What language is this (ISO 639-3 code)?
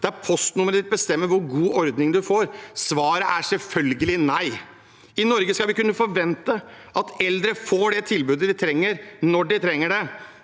nor